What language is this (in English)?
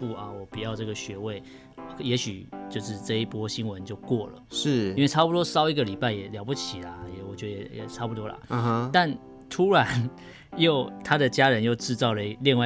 Chinese